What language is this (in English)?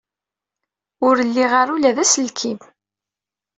Kabyle